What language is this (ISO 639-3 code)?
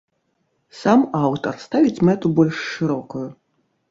bel